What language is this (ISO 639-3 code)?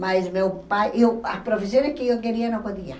por